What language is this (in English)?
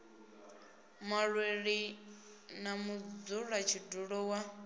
Venda